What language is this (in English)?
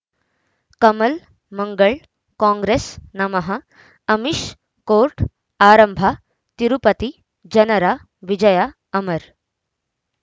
Kannada